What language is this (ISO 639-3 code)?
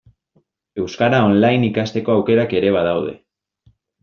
eus